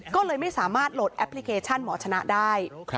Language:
Thai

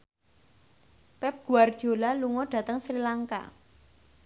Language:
Javanese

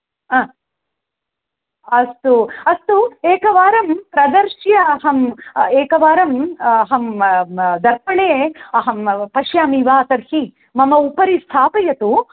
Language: Sanskrit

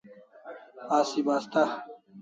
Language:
Kalasha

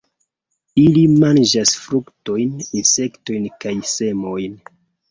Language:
Esperanto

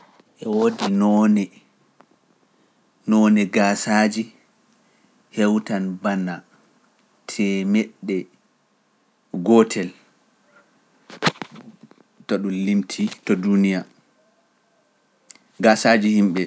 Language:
Pular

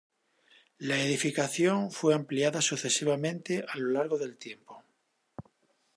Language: Spanish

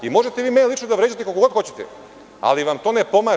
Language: Serbian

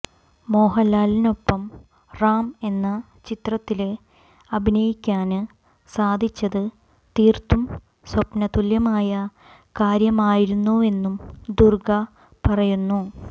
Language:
Malayalam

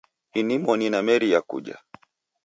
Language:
Taita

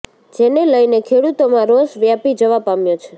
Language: Gujarati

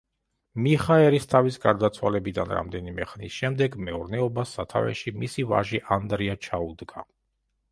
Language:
Georgian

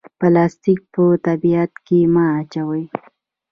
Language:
Pashto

